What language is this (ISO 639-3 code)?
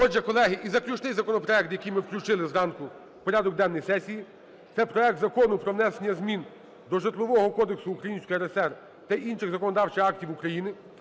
ukr